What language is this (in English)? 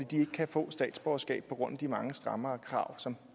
Danish